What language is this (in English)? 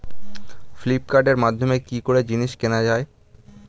Bangla